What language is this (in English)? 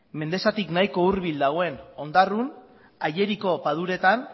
Basque